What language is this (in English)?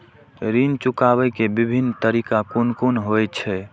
Maithili